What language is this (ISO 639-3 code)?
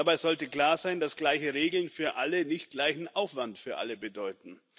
deu